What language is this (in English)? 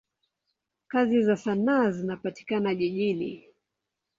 Swahili